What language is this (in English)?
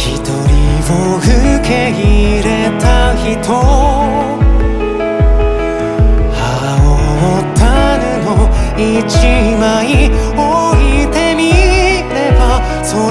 Romanian